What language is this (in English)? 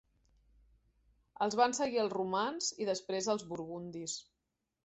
Catalan